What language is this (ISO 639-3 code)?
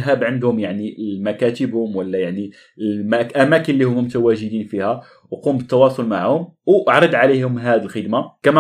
ara